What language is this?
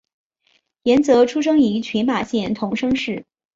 Chinese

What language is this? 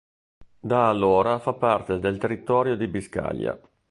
Italian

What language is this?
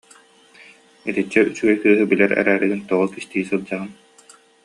Yakut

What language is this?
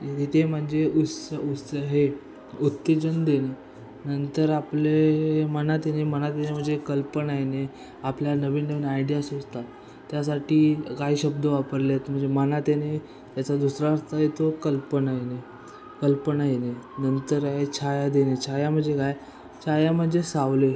Marathi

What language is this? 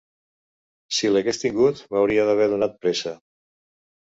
Catalan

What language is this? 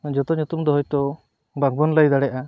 Santali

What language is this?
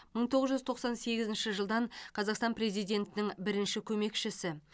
Kazakh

